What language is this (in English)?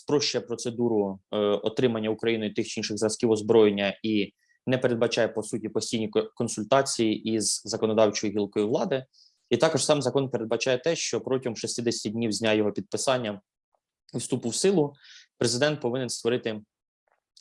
Ukrainian